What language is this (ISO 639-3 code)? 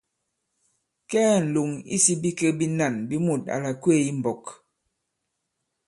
abb